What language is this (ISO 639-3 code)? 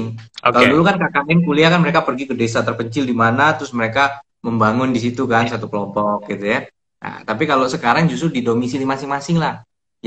ind